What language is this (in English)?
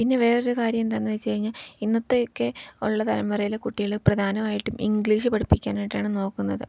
Malayalam